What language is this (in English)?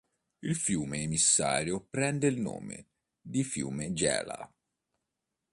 Italian